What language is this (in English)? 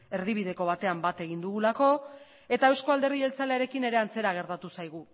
Basque